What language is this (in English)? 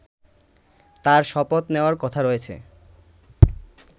Bangla